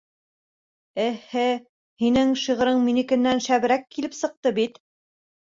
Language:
Bashkir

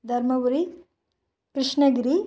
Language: Tamil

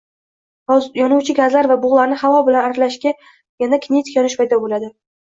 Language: Uzbek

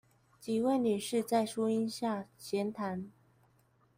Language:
Chinese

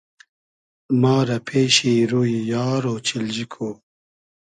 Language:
Hazaragi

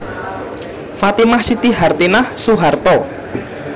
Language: Javanese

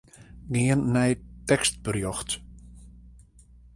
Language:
Western Frisian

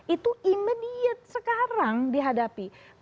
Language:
Indonesian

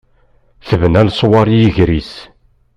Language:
Kabyle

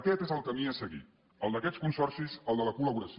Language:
Catalan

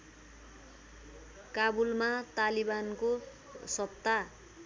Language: Nepali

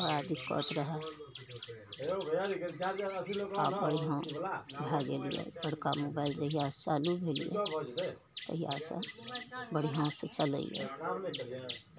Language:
Maithili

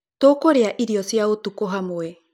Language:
Kikuyu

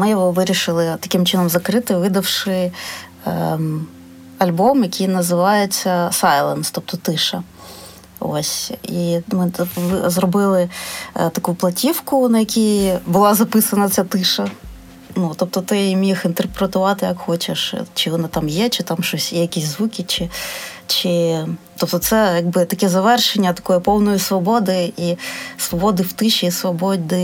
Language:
Ukrainian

